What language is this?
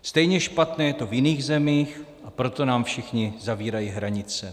Czech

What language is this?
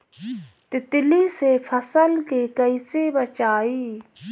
Bhojpuri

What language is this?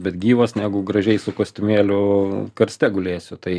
Lithuanian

